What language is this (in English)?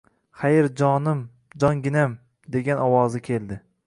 Uzbek